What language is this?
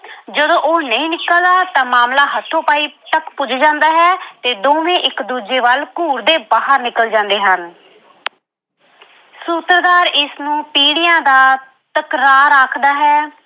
Punjabi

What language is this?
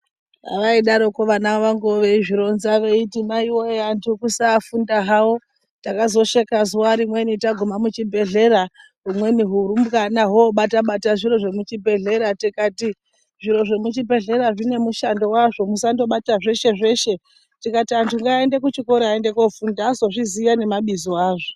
Ndau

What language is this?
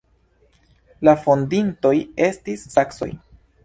Esperanto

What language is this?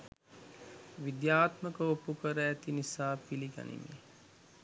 Sinhala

